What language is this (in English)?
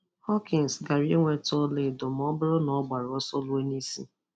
Igbo